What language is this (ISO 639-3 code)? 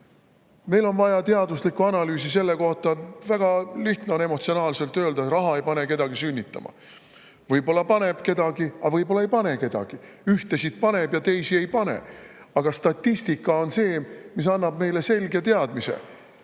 est